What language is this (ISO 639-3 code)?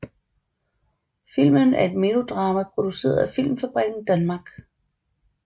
dan